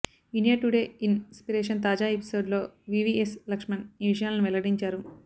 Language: Telugu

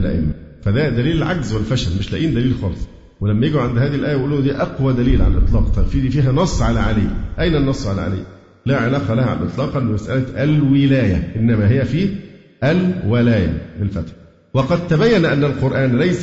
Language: Arabic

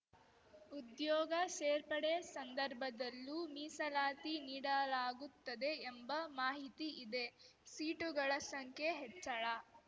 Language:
Kannada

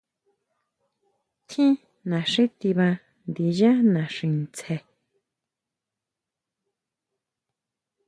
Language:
Huautla Mazatec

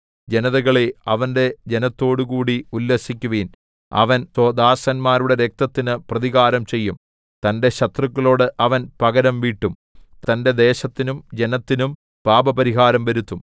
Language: Malayalam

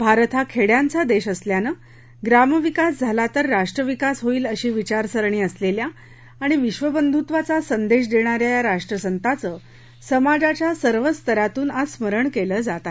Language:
Marathi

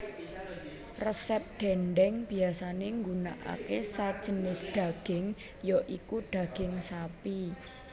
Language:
Javanese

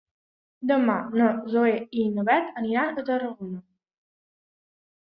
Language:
Catalan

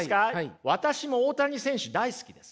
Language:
Japanese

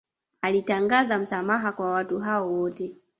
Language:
Swahili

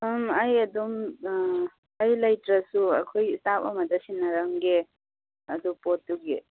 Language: Manipuri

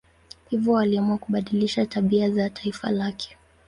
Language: Swahili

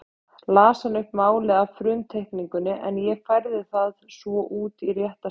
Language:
Icelandic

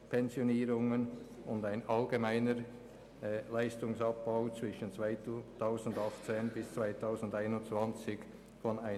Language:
Swiss German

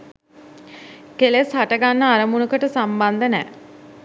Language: Sinhala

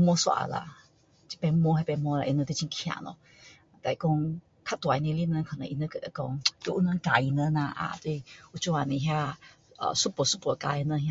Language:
Min Dong Chinese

